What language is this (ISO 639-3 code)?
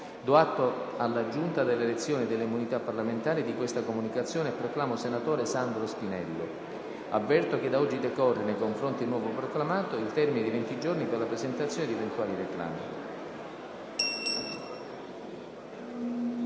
ita